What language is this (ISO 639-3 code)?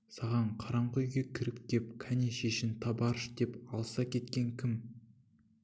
kaz